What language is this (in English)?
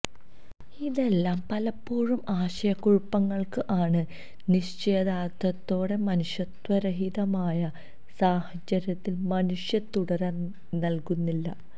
Malayalam